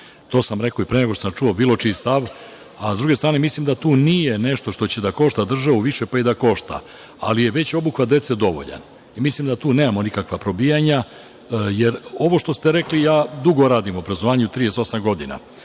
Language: Serbian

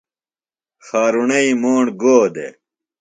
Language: Phalura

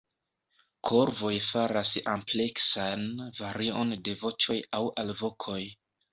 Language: Esperanto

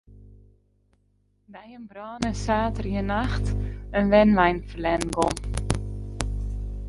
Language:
Western Frisian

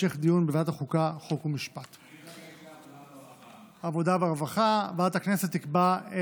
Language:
Hebrew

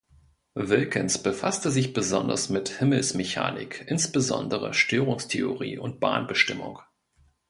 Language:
German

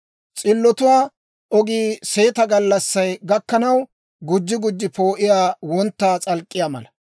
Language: Dawro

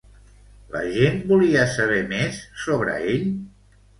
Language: Catalan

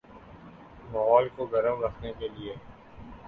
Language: Urdu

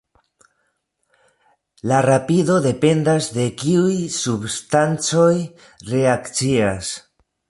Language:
Esperanto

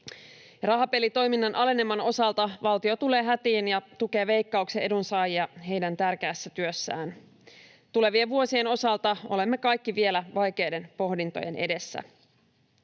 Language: Finnish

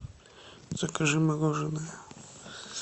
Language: Russian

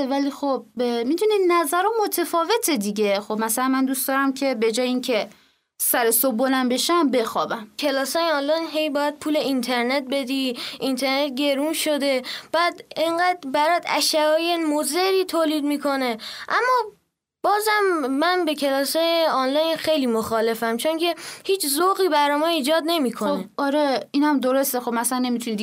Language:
Persian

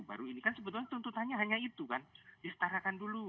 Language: Indonesian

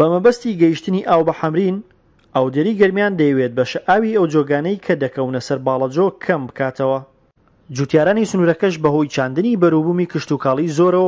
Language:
Persian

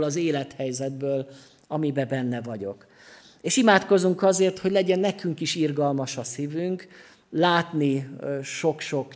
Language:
Hungarian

